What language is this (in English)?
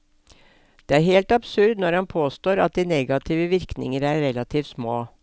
Norwegian